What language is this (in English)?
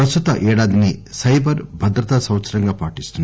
Telugu